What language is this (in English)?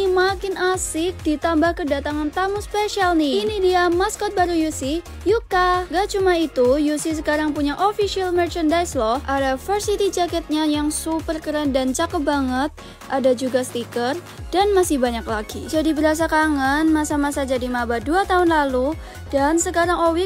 Indonesian